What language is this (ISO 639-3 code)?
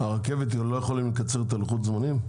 heb